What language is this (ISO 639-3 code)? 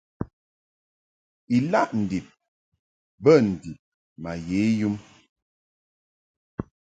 mhk